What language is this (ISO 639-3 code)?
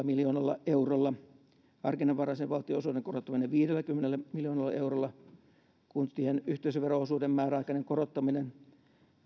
fin